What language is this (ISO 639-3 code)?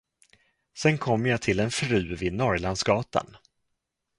swe